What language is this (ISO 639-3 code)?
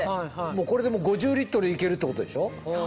jpn